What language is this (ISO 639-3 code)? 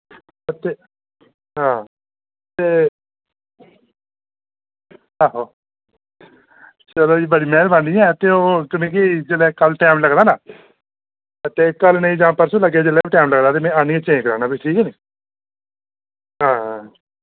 doi